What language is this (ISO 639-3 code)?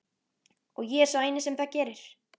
isl